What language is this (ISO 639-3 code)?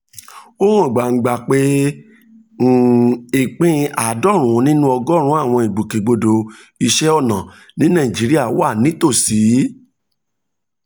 yor